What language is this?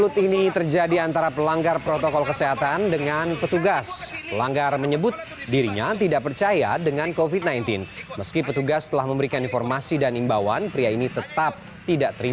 Indonesian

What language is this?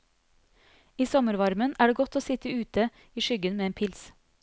Norwegian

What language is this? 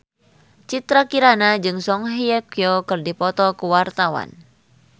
Sundanese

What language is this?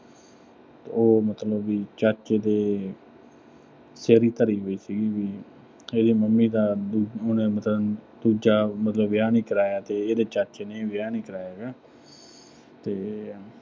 Punjabi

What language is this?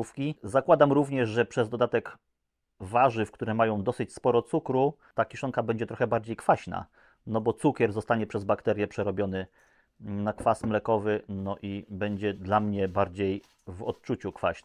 Polish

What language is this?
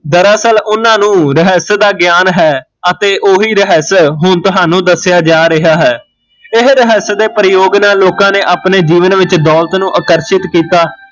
Punjabi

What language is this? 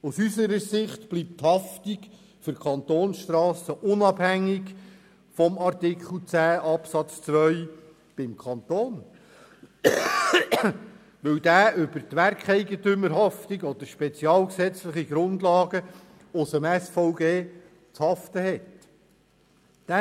Swiss German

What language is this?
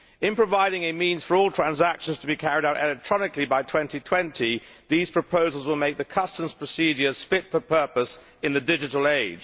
English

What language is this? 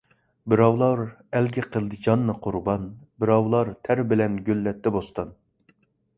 Uyghur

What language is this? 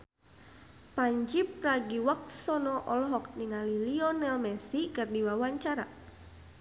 Sundanese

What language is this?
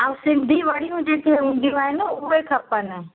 Sindhi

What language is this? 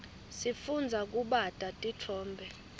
Swati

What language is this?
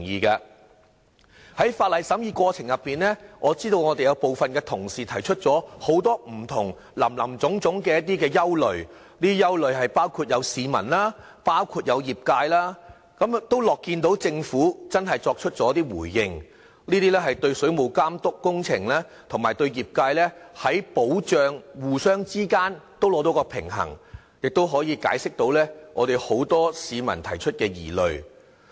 Cantonese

